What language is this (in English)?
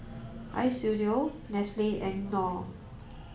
English